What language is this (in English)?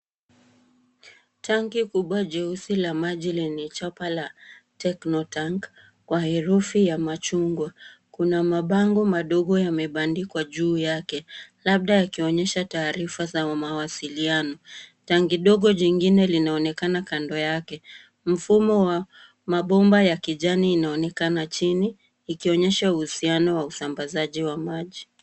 Swahili